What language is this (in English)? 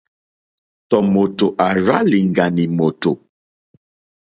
Mokpwe